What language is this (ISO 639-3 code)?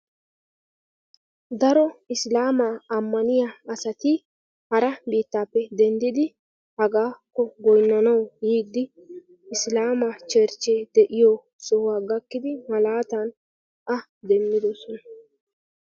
wal